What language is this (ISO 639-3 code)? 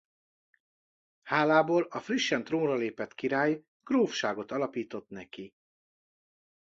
hun